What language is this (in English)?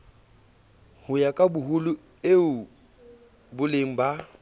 Southern Sotho